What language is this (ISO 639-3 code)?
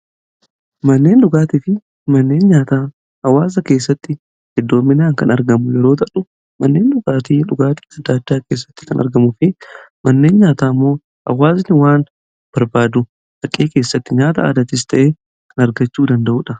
orm